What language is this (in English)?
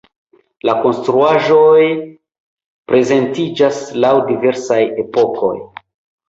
Esperanto